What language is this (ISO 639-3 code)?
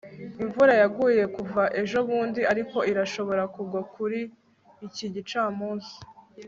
kin